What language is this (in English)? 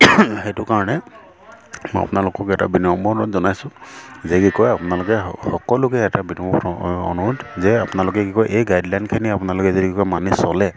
Assamese